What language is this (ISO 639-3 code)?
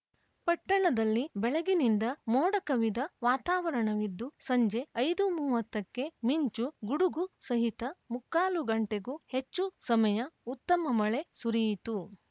kan